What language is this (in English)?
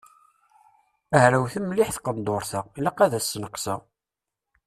Kabyle